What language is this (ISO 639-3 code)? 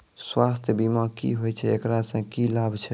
mai